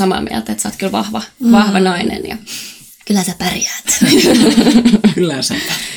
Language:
Finnish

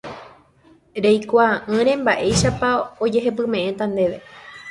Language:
Guarani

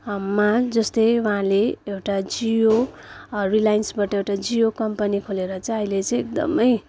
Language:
Nepali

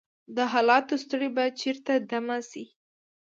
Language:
Pashto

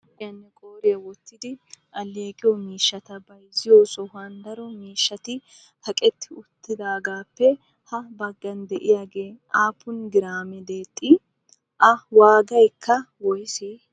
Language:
Wolaytta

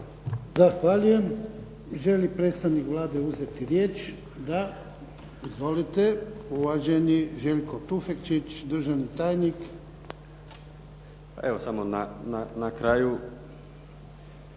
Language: Croatian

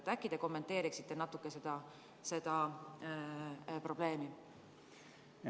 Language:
Estonian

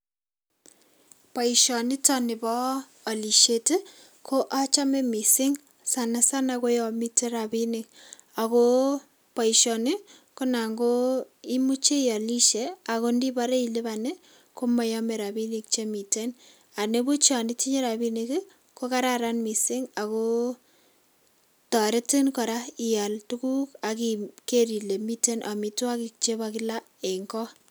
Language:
Kalenjin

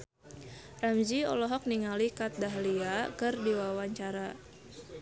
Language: Sundanese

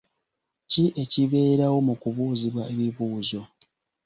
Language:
Ganda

